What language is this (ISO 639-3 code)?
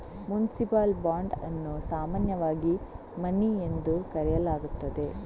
kan